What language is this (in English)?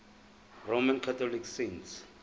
Zulu